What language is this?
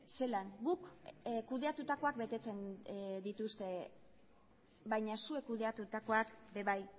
Basque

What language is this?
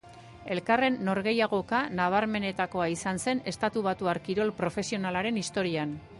Basque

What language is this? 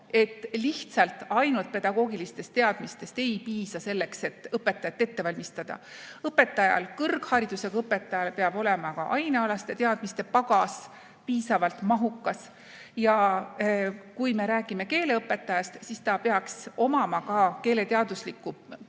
Estonian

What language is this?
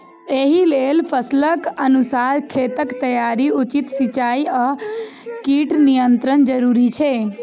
Maithili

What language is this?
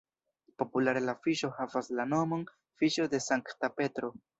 Esperanto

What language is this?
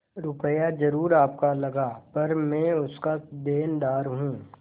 Hindi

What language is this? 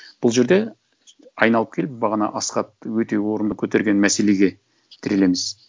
Kazakh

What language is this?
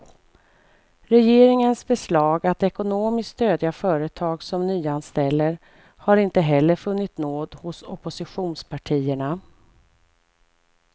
Swedish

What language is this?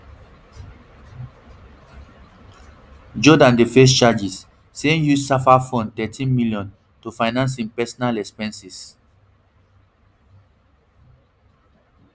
Nigerian Pidgin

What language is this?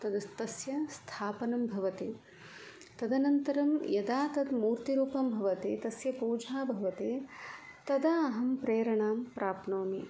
Sanskrit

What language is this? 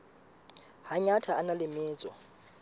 Southern Sotho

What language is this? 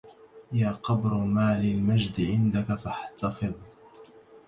Arabic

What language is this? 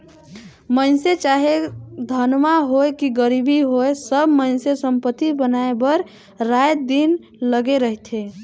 Chhattisgarhi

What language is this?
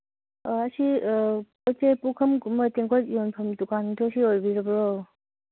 Manipuri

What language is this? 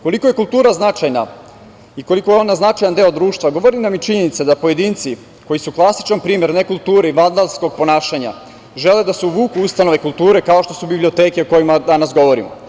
Serbian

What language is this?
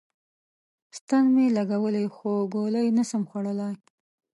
Pashto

